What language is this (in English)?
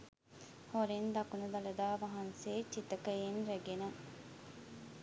Sinhala